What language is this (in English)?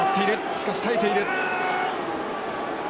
Japanese